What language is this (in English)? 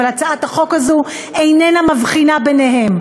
Hebrew